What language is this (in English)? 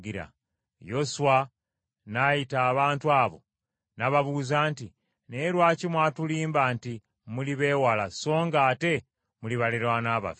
Ganda